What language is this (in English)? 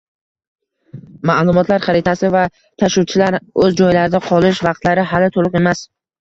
Uzbek